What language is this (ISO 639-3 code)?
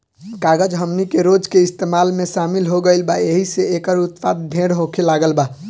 bho